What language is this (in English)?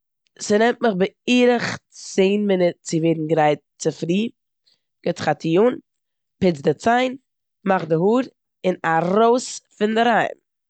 Yiddish